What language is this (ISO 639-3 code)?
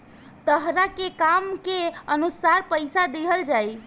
bho